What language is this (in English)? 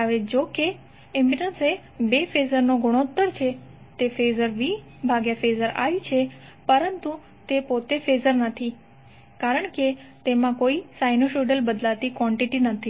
Gujarati